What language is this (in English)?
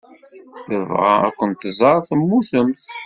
Kabyle